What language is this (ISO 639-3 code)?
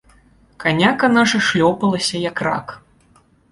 bel